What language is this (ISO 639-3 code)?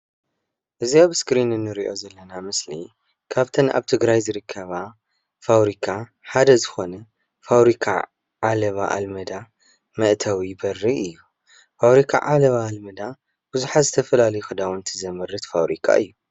tir